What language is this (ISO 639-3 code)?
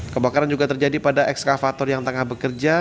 ind